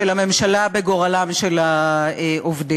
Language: Hebrew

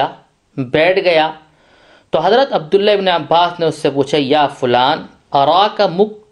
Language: Urdu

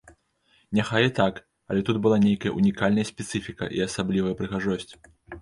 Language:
Belarusian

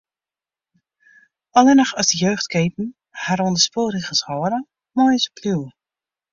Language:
Western Frisian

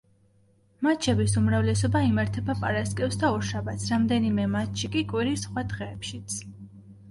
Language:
Georgian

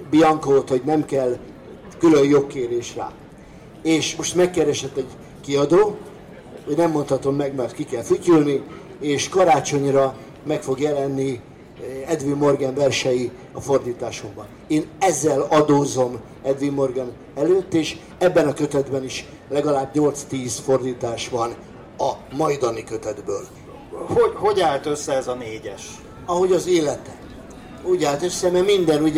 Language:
Hungarian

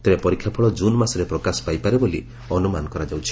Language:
Odia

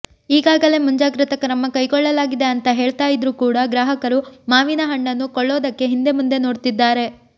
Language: Kannada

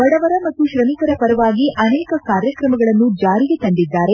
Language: Kannada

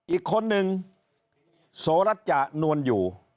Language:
Thai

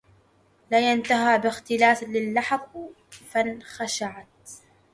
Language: Arabic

